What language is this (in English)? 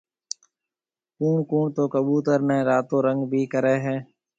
Marwari (Pakistan)